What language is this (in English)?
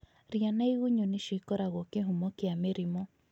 Kikuyu